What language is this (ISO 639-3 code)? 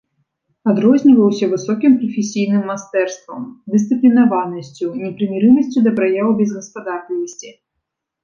bel